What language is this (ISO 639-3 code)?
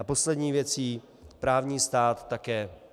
ces